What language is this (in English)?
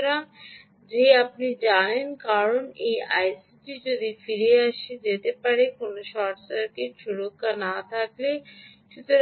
Bangla